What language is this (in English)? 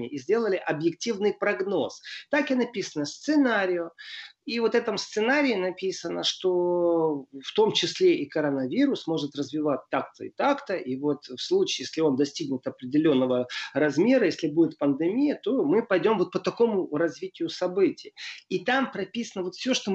Russian